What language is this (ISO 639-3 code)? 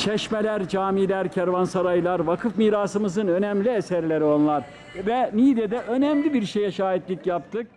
tur